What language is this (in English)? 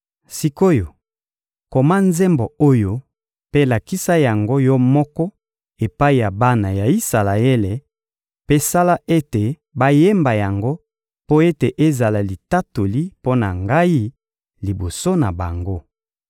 Lingala